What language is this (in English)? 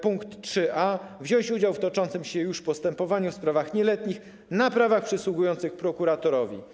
Polish